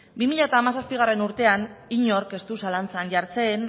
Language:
Basque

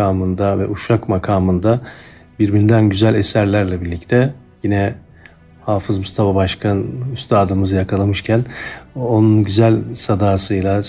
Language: Turkish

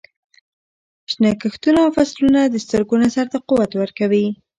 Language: Pashto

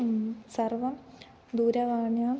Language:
Sanskrit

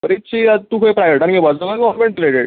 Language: Konkani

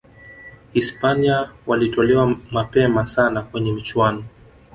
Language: Swahili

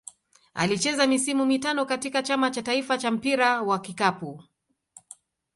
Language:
Swahili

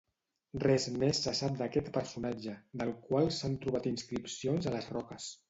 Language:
Catalan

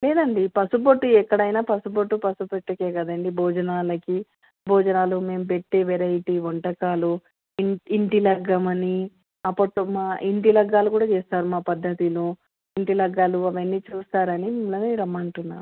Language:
Telugu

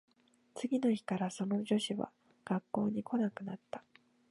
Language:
Japanese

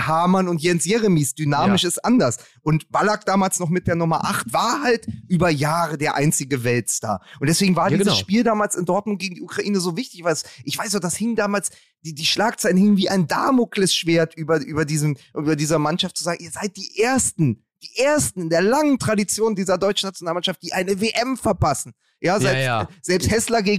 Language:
German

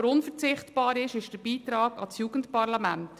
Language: Swiss German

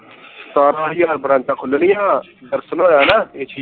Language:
Punjabi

